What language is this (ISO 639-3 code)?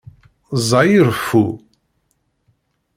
kab